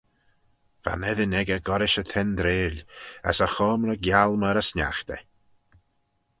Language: Manx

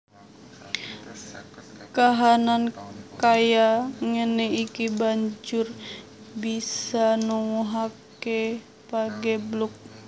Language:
Javanese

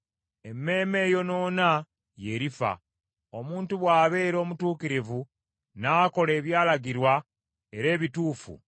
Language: Ganda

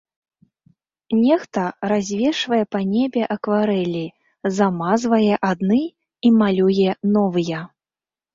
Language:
Belarusian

